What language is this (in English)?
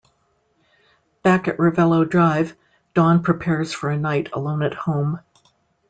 English